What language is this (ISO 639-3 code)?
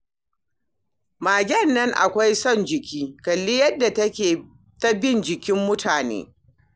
hau